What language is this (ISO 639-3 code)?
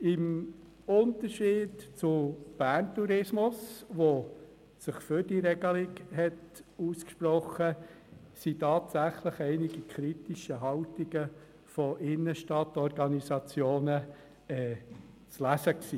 gsw